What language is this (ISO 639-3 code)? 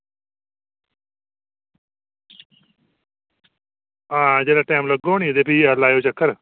doi